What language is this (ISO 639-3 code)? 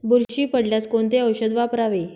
mar